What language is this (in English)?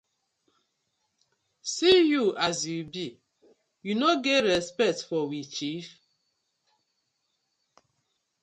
Nigerian Pidgin